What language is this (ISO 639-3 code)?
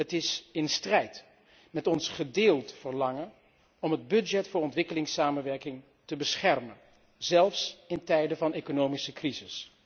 nld